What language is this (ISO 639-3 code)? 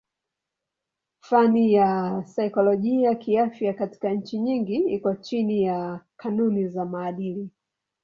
swa